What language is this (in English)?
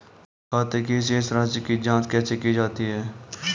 Hindi